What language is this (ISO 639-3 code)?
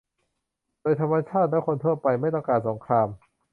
tha